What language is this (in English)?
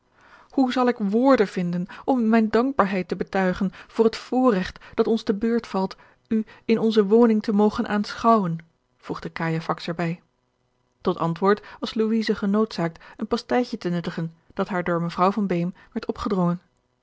Dutch